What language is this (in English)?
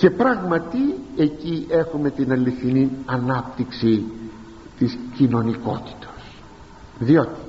Greek